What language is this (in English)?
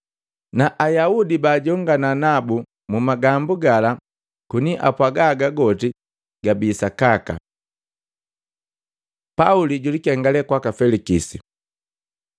Matengo